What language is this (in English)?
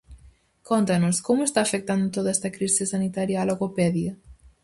Galician